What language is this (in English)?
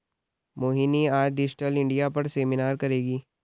Hindi